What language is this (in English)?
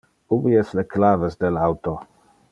Interlingua